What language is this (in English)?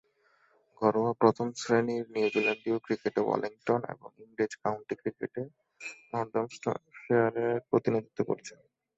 Bangla